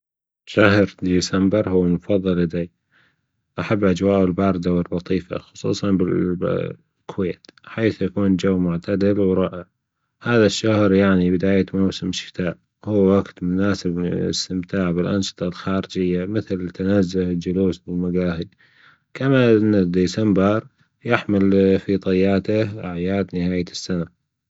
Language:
Gulf Arabic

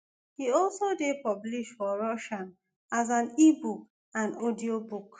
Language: Nigerian Pidgin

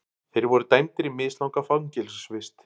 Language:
Icelandic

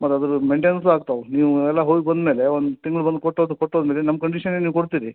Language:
Kannada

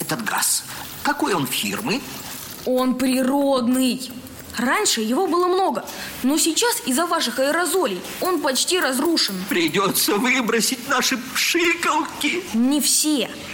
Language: Russian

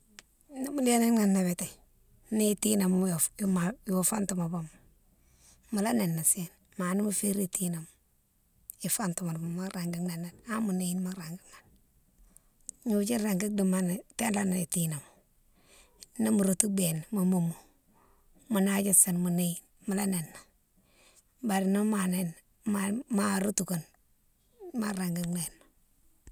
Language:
Mansoanka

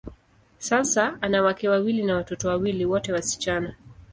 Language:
Swahili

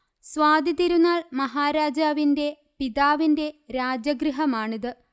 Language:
Malayalam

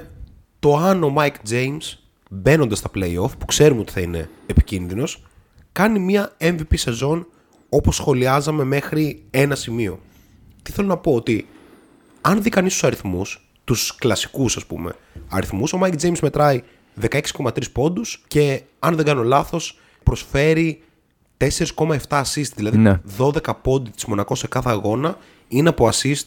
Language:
Greek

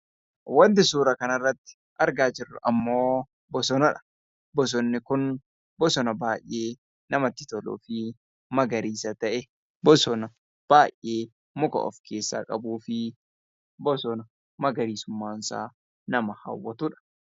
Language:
Oromo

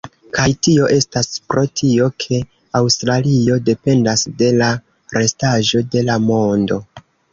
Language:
Esperanto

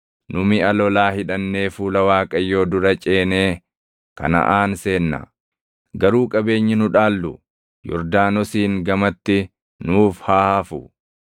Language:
Oromo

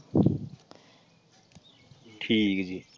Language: Punjabi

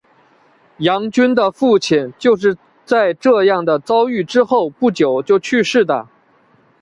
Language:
Chinese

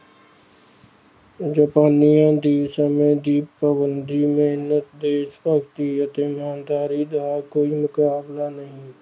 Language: Punjabi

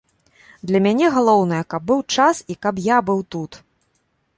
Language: Belarusian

